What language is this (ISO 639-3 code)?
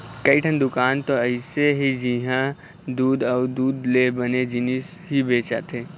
hne